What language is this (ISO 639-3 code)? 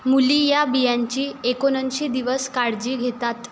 mar